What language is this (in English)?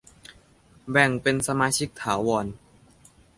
Thai